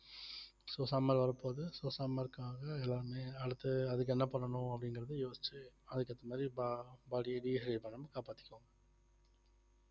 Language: Tamil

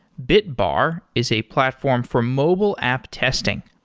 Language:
English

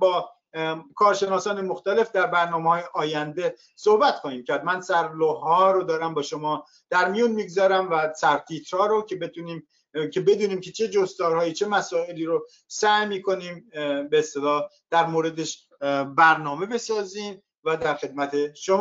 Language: Persian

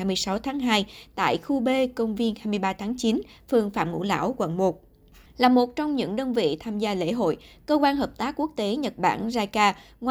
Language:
Vietnamese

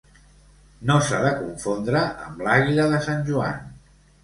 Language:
Catalan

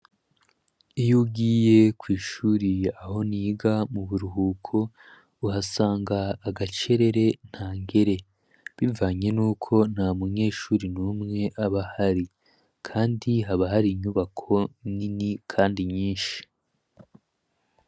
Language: Rundi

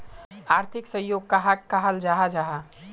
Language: Magahi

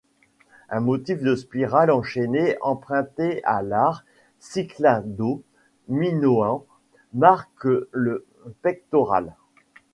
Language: French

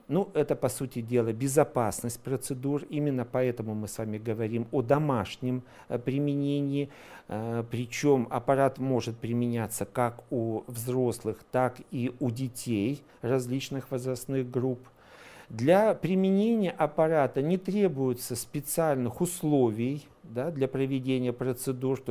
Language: Russian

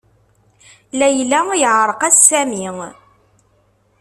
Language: Kabyle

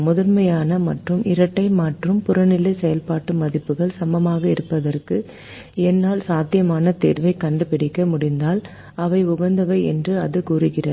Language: Tamil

